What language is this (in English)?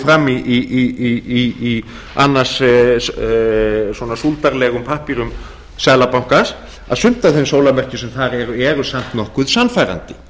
Icelandic